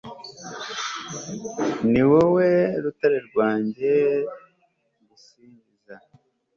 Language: Kinyarwanda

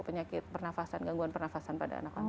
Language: Indonesian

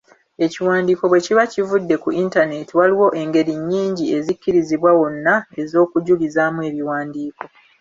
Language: Ganda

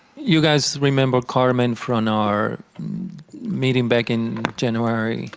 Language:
English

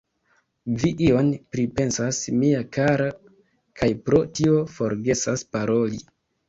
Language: Esperanto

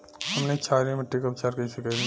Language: Bhojpuri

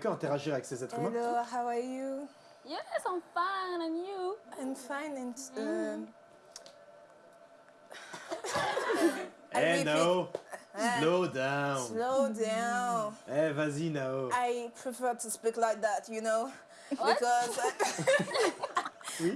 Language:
French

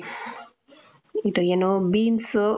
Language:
Kannada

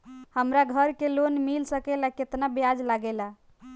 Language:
Bhojpuri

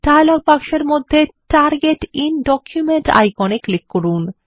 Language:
Bangla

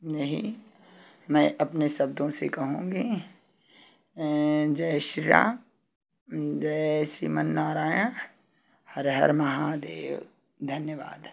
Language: Hindi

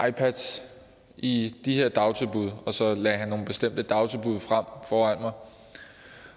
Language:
Danish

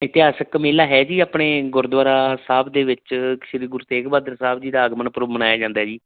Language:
Punjabi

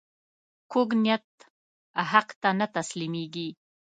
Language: Pashto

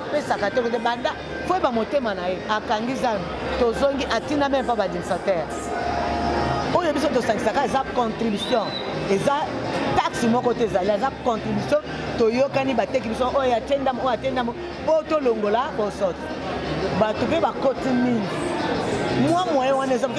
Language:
French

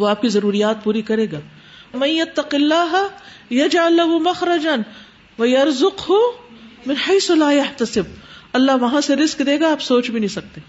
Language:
Urdu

